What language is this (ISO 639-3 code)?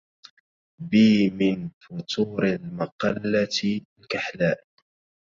ara